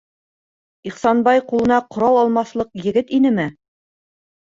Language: Bashkir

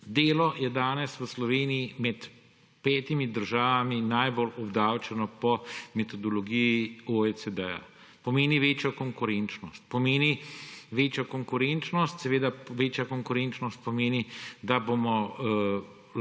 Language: Slovenian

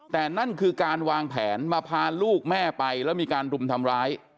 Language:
Thai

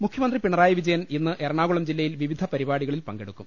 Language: Malayalam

